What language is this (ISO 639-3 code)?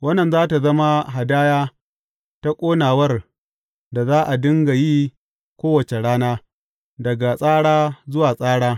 hau